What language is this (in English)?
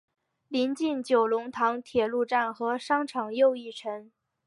Chinese